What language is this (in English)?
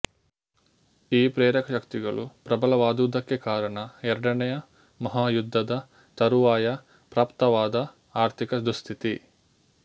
Kannada